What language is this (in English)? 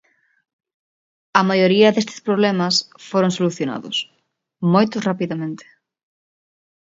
Galician